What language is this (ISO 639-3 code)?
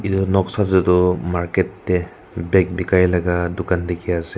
nag